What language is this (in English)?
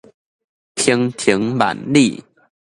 Min Nan Chinese